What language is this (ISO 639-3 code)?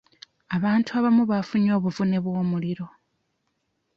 lug